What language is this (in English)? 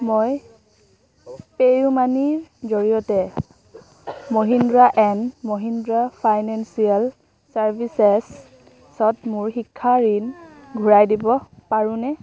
Assamese